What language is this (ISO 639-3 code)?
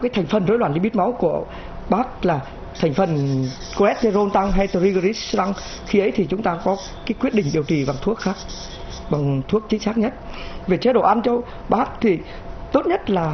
vie